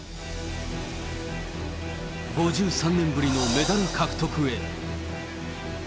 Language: Japanese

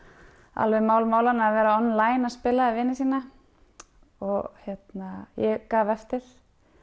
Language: Icelandic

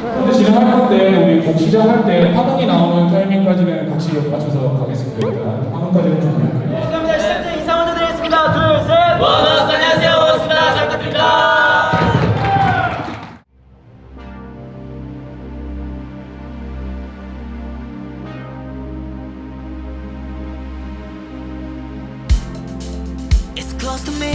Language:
Korean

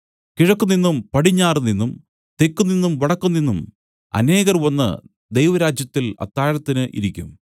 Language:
Malayalam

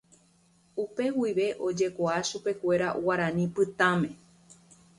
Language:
Guarani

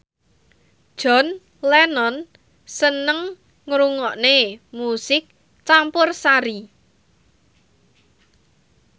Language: Javanese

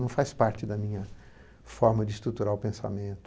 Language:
Portuguese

